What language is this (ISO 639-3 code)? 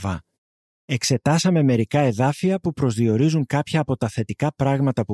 ell